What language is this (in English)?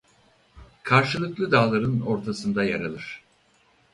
Turkish